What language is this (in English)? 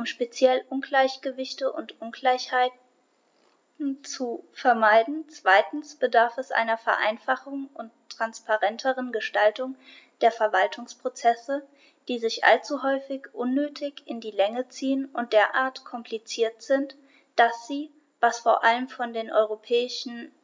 German